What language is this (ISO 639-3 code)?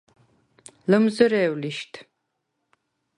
sva